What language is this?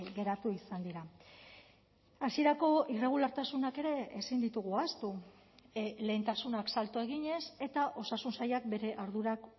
Basque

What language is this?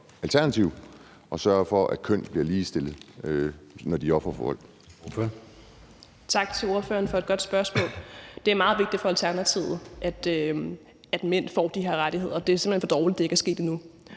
Danish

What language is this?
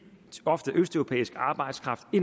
Danish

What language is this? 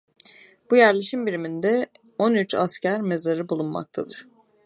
Turkish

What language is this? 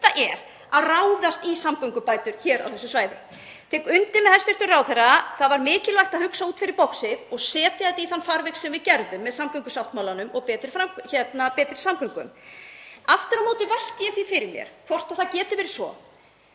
Icelandic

